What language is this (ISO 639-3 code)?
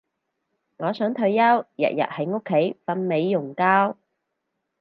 yue